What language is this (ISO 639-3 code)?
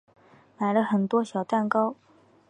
zho